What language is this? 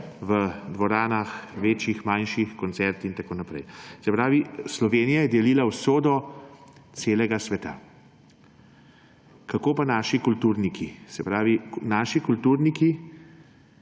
Slovenian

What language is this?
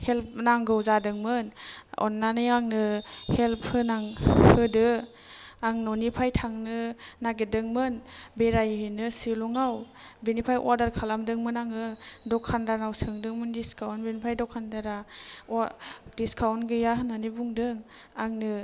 Bodo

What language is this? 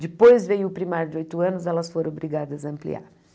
Portuguese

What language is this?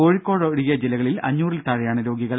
Malayalam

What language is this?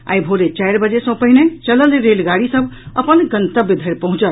Maithili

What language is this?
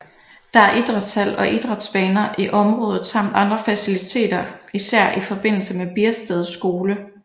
Danish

